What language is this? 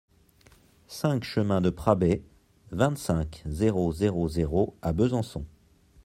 French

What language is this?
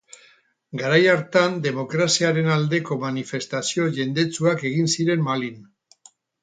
Basque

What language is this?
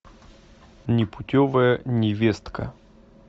Russian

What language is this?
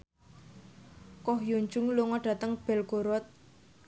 Javanese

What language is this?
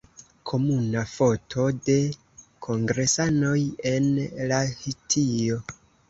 Esperanto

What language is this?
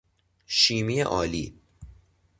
Persian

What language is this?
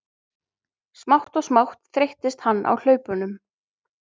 Icelandic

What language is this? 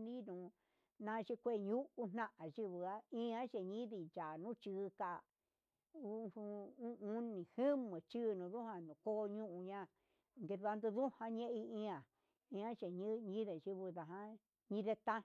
Huitepec Mixtec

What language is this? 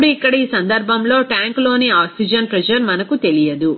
Telugu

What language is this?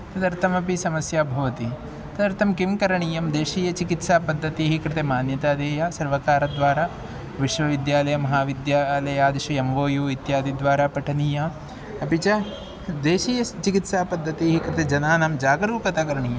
Sanskrit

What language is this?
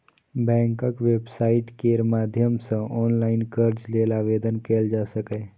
Maithili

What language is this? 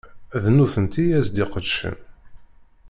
Kabyle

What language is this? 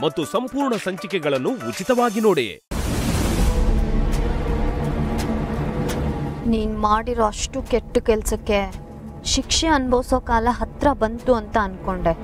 Kannada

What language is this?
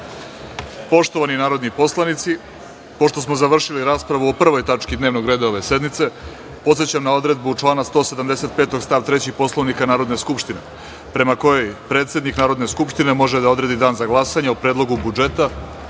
Serbian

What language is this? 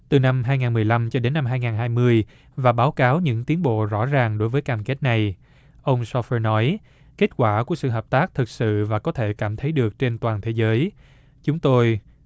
Vietnamese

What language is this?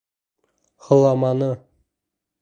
Bashkir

